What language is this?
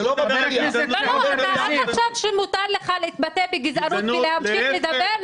Hebrew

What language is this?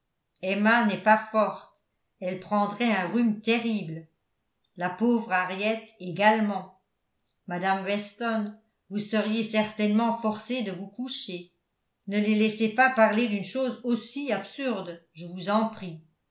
French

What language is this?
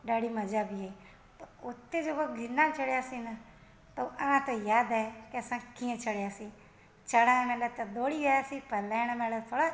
Sindhi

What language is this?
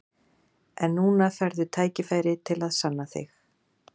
Icelandic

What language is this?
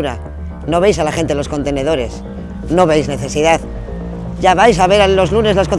Spanish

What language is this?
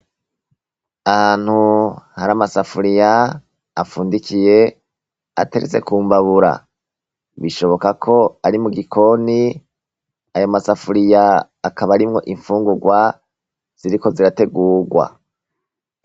Rundi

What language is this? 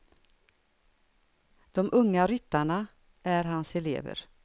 Swedish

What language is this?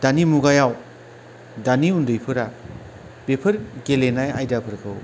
Bodo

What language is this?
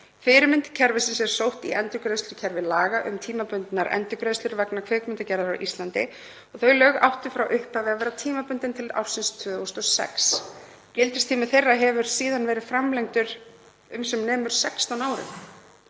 Icelandic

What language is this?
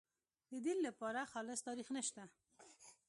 Pashto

